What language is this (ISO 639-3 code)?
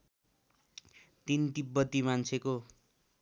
nep